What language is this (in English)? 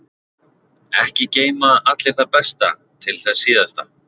Icelandic